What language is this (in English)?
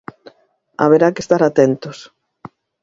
Galician